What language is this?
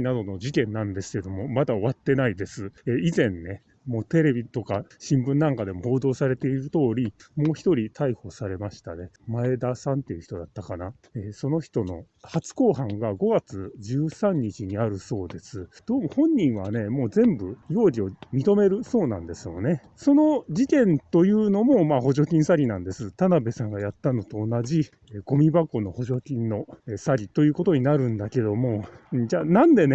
Japanese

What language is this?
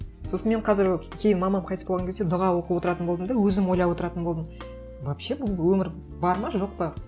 Kazakh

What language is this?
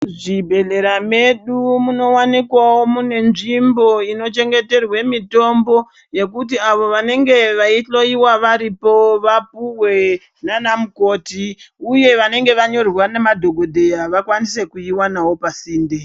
Ndau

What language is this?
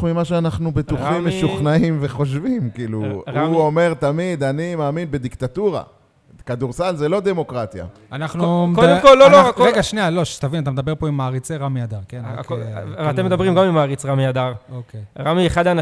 Hebrew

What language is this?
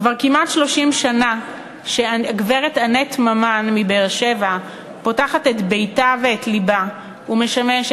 Hebrew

